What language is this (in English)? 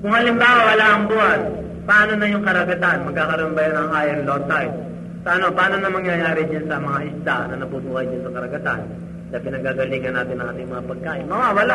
Filipino